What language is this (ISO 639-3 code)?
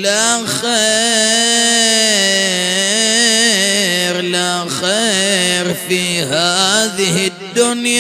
ara